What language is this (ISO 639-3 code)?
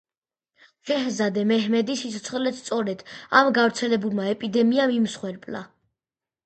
kat